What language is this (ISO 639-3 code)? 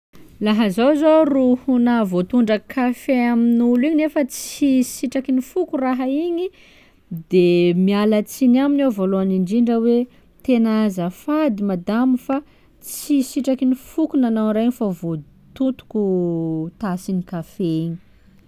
skg